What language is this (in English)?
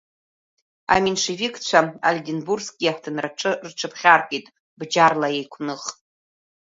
Abkhazian